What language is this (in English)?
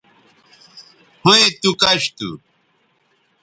Bateri